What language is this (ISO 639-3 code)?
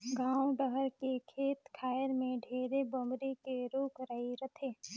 hne